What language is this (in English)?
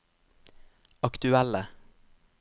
Norwegian